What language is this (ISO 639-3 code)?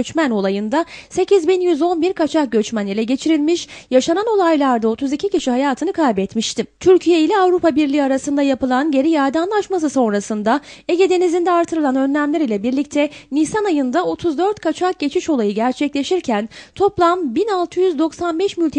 tur